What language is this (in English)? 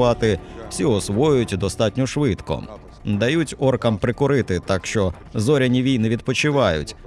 Ukrainian